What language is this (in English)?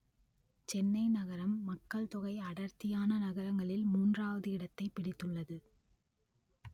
Tamil